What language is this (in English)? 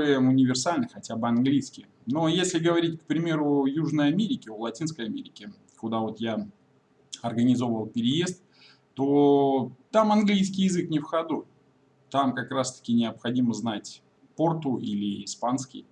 Russian